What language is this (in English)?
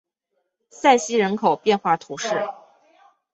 Chinese